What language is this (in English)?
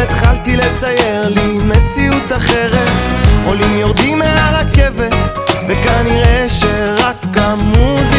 Hebrew